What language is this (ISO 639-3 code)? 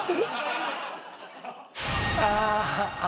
jpn